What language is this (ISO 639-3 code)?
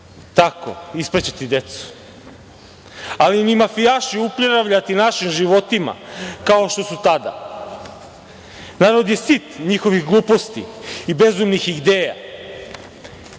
srp